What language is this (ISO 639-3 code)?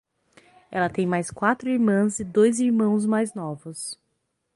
por